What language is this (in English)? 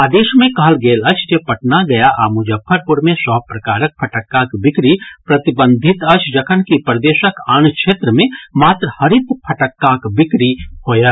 Maithili